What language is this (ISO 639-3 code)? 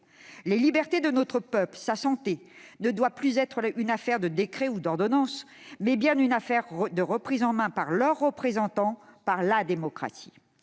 fra